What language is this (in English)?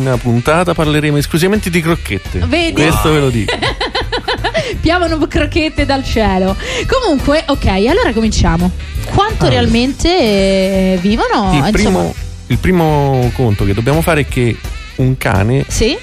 Italian